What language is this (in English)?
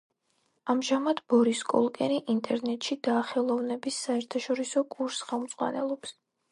Georgian